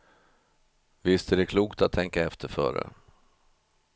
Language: Swedish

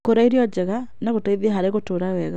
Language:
Kikuyu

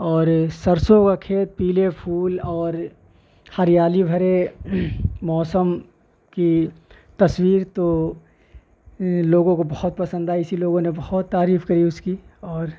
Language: Urdu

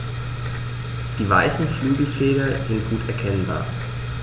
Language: German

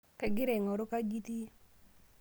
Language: Masai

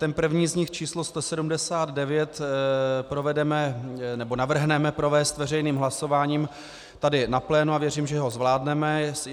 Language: Czech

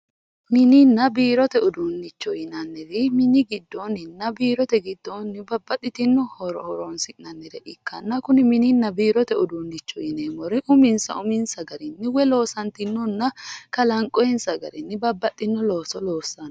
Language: Sidamo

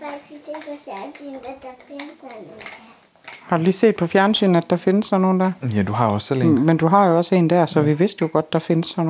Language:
Danish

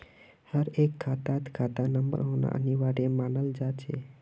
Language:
Magahi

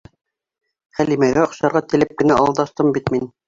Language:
Bashkir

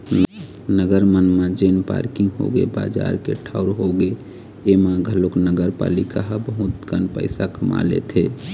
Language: Chhattisgarhi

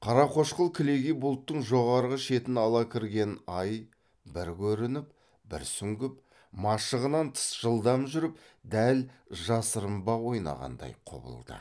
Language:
Kazakh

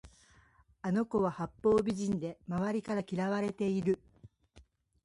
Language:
Japanese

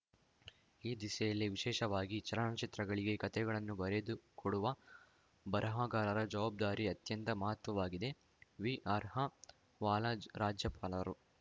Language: Kannada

